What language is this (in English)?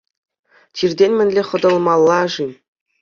Chuvash